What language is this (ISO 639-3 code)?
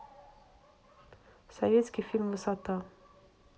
rus